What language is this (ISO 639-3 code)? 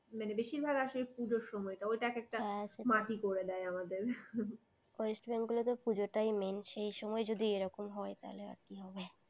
ben